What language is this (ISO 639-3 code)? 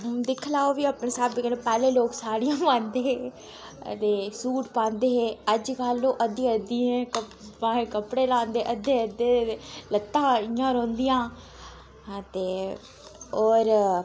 doi